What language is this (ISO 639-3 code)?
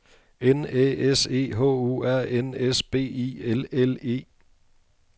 dan